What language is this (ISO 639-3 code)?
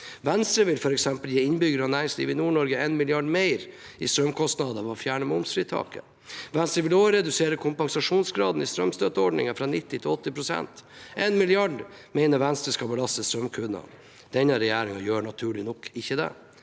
nor